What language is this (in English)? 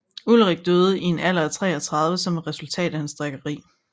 Danish